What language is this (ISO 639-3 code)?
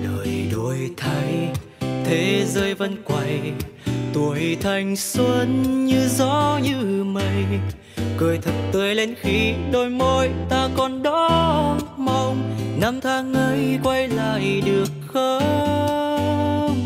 vie